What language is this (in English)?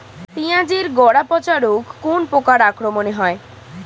Bangla